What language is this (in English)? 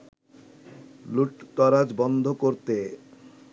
Bangla